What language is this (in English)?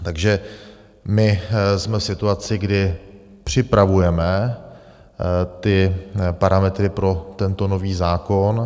Czech